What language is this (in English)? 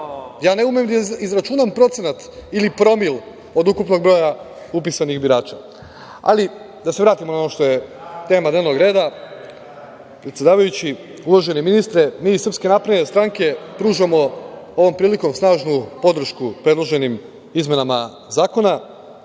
Serbian